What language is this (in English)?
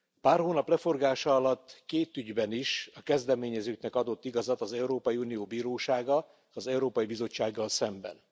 Hungarian